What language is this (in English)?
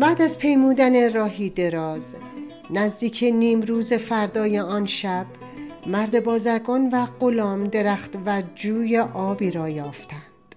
Persian